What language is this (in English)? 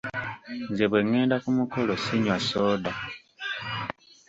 Ganda